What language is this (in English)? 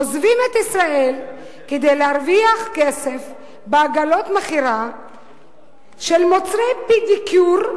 Hebrew